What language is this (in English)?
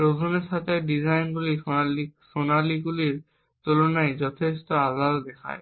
Bangla